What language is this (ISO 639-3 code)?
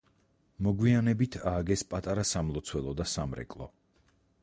kat